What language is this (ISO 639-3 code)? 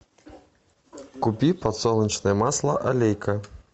rus